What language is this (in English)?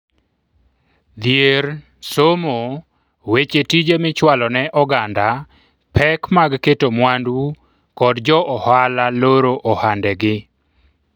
Luo (Kenya and Tanzania)